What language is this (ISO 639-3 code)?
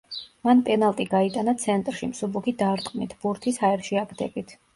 kat